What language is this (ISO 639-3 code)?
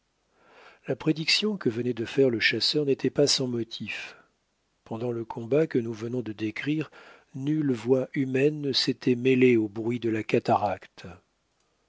fra